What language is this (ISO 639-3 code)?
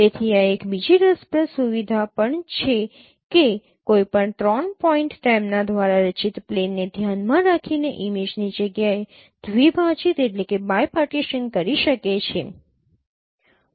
guj